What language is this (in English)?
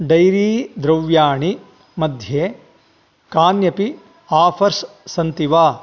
Sanskrit